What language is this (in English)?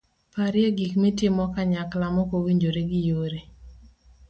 Luo (Kenya and Tanzania)